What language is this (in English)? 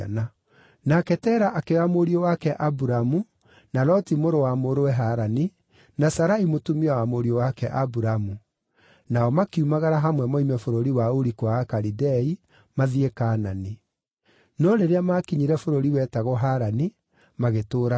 Kikuyu